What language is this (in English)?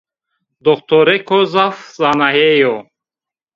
Zaza